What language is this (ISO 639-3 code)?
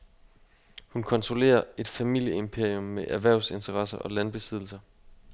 dan